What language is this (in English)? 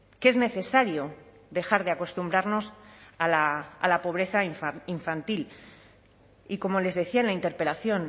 Spanish